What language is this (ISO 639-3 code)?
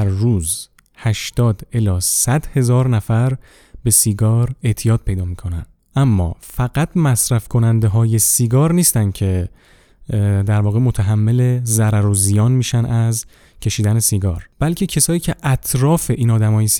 fas